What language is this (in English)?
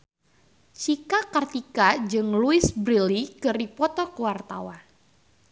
Sundanese